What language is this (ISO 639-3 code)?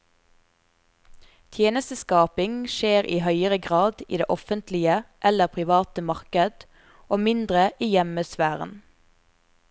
nor